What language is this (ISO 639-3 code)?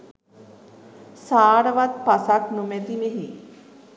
sin